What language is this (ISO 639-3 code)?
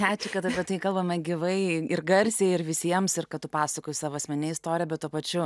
lit